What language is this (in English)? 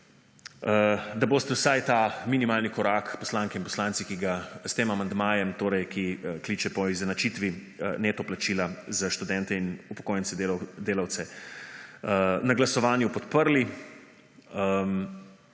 Slovenian